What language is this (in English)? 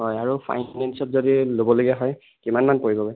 Assamese